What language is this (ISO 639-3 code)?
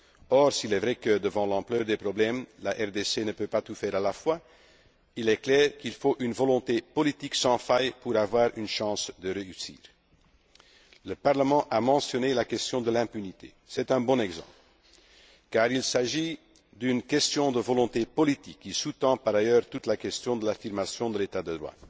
fra